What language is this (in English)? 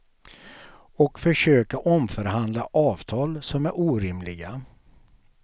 Swedish